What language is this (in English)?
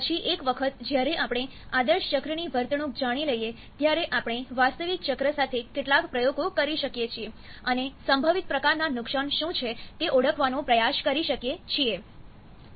Gujarati